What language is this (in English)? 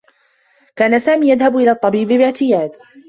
Arabic